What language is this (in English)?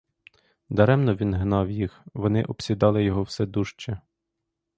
Ukrainian